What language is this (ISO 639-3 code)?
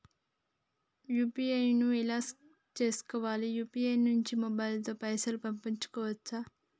tel